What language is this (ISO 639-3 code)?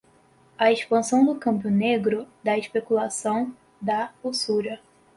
por